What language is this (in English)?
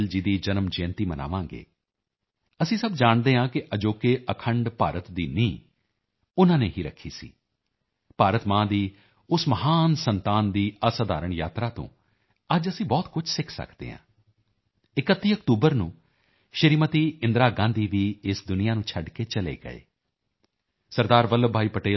Punjabi